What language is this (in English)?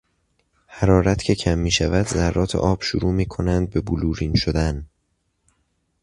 Persian